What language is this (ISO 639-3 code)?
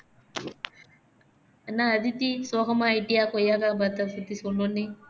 tam